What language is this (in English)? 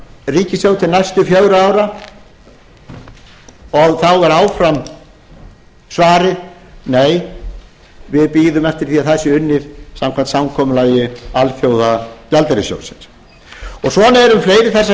Icelandic